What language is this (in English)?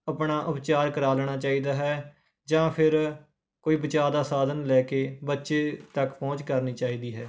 Punjabi